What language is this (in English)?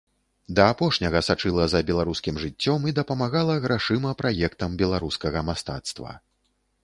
Belarusian